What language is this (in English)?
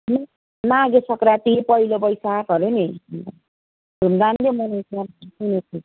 Nepali